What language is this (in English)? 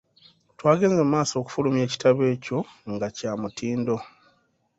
Ganda